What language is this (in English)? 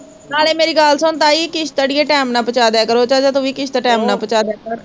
Punjabi